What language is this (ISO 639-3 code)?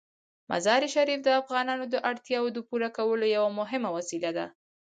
pus